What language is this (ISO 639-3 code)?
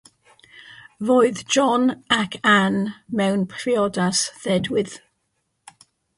cym